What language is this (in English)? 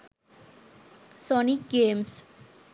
Sinhala